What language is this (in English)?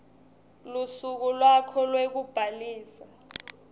Swati